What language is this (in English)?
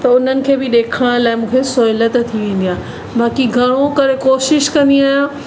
Sindhi